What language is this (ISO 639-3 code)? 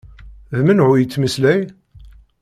kab